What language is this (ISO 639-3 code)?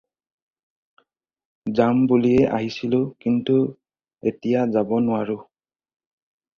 asm